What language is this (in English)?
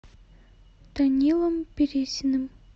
Russian